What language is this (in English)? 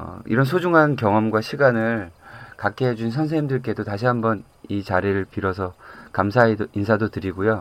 Korean